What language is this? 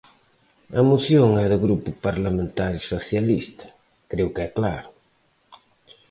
Galician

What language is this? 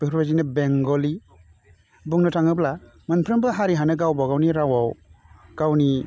Bodo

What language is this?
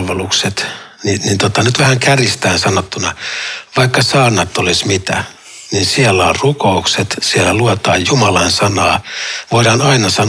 Finnish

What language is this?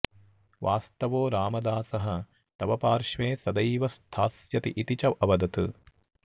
Sanskrit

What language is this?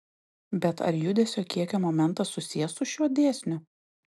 Lithuanian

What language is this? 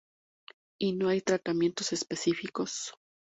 Spanish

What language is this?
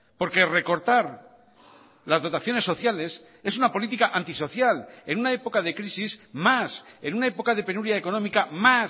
Spanish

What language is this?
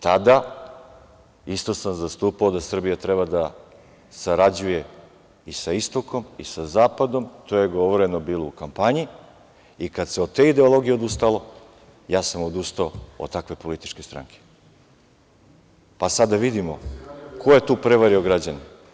Serbian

